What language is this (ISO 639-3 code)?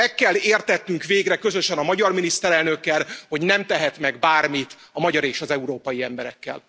hun